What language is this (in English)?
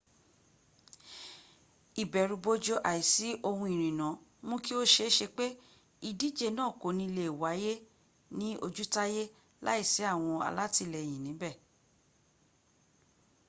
Yoruba